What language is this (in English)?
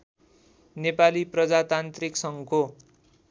Nepali